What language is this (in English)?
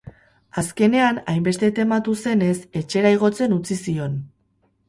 Basque